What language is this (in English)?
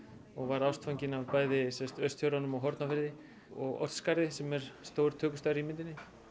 Icelandic